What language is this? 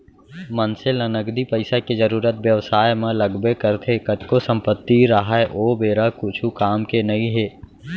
Chhattisgarhi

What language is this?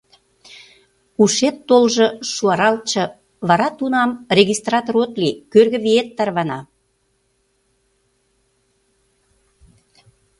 Mari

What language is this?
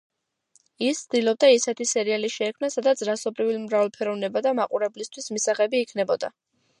Georgian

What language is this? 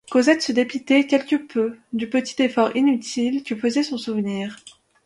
French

